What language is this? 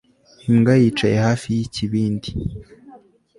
Kinyarwanda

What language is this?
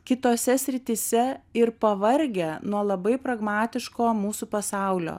Lithuanian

